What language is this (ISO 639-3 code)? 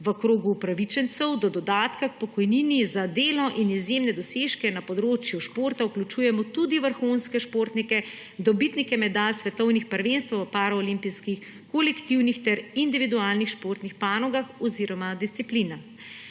slv